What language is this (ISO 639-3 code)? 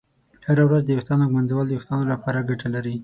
pus